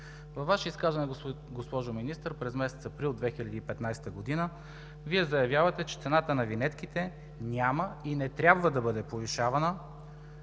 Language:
Bulgarian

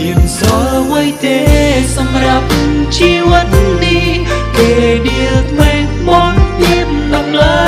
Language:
Vietnamese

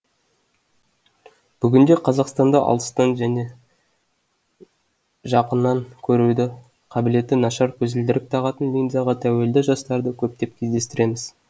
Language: Kazakh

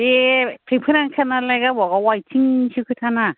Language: Bodo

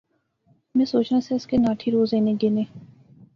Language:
Pahari-Potwari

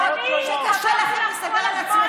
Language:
Hebrew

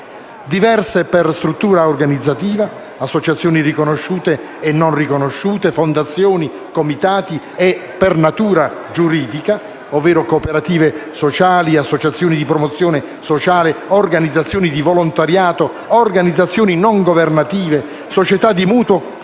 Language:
Italian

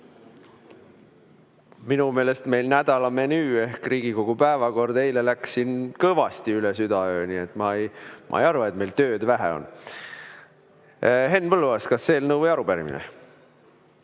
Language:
Estonian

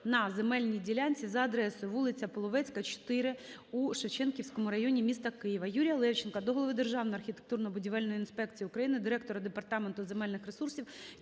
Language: Ukrainian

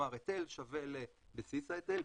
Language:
Hebrew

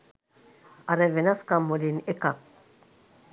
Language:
Sinhala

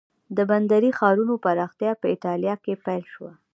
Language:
Pashto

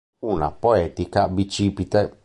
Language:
Italian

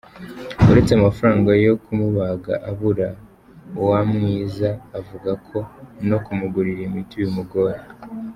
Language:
Kinyarwanda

